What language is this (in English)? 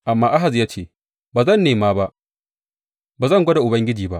Hausa